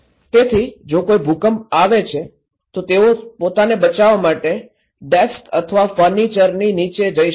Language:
Gujarati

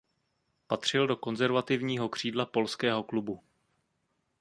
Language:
Czech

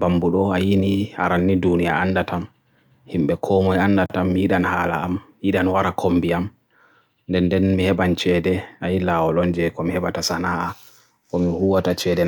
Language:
Borgu Fulfulde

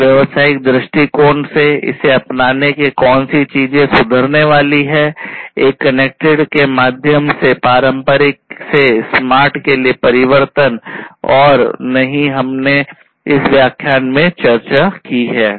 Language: Hindi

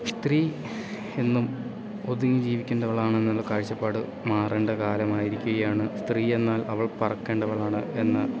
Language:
Malayalam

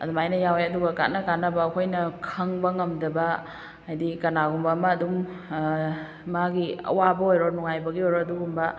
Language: Manipuri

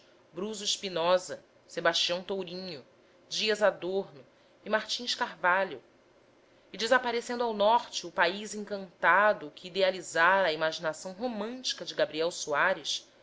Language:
Portuguese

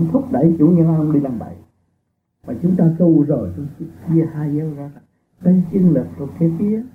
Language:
Vietnamese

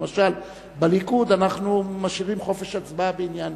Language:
Hebrew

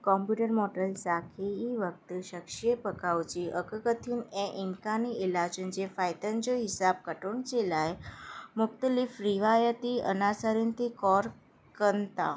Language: Sindhi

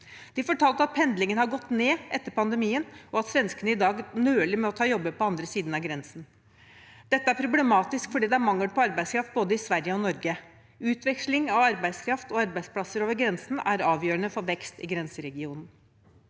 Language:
Norwegian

